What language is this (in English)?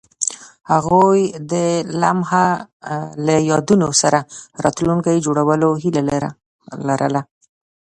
Pashto